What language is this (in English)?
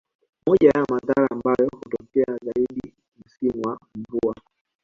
Swahili